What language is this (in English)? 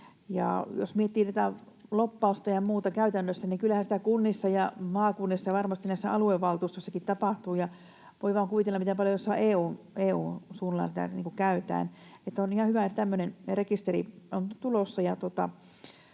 Finnish